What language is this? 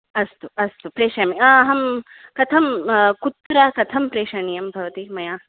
Sanskrit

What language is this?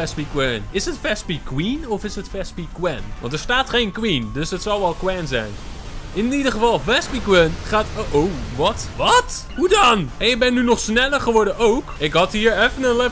Dutch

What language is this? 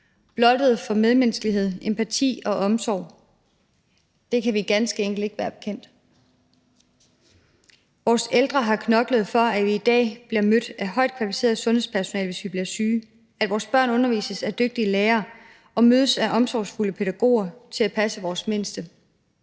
Danish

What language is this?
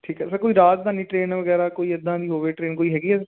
Punjabi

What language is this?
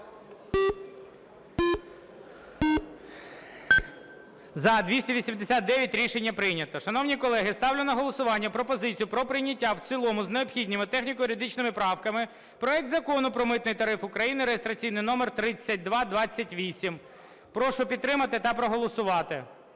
Ukrainian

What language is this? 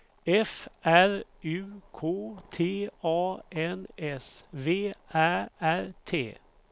Swedish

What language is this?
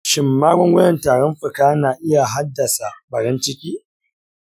Hausa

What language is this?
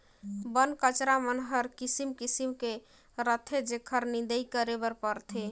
Chhattisgarhi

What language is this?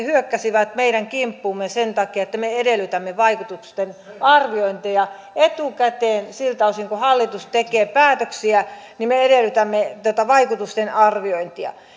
Finnish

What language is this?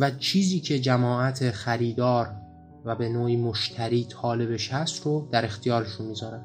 Persian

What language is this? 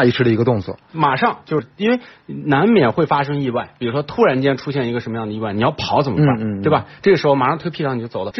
Chinese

